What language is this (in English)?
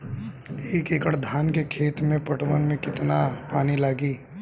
Bhojpuri